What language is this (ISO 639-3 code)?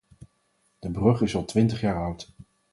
nld